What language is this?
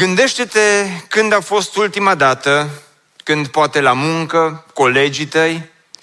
Romanian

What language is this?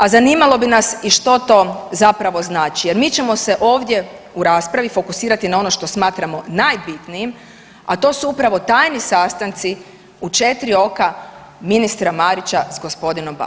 Croatian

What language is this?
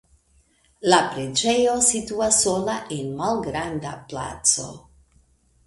Esperanto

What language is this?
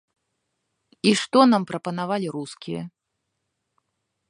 Belarusian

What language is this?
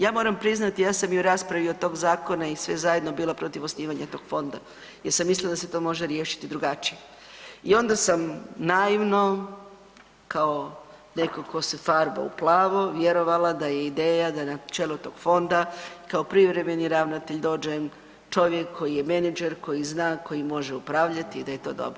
Croatian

